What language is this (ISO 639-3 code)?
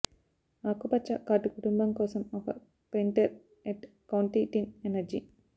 tel